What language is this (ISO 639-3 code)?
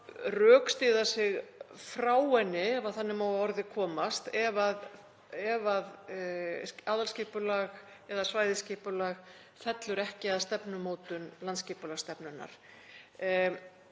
isl